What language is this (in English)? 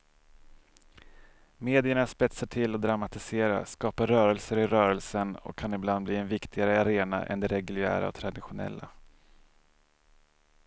Swedish